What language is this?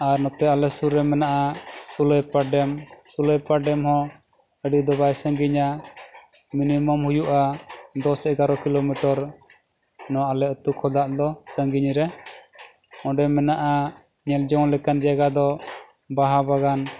Santali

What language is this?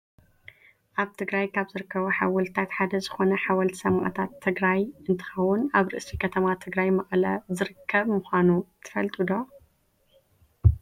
Tigrinya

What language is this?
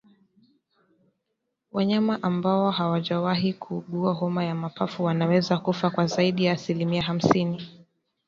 Swahili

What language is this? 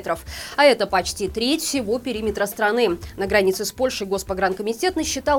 Russian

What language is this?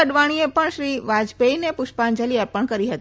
Gujarati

